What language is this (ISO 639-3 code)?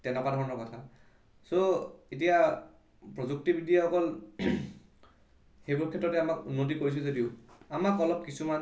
asm